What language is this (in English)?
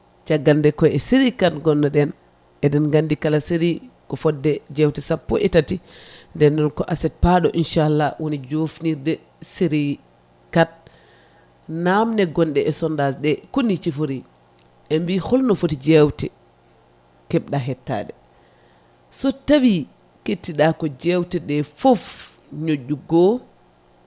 Fula